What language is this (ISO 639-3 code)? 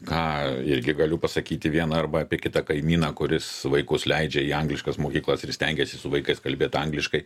lit